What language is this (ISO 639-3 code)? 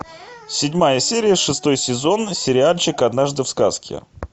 rus